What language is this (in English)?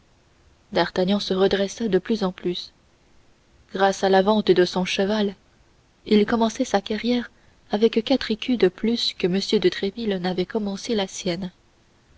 French